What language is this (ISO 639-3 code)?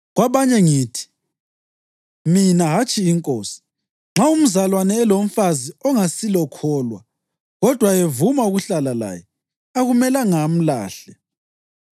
nde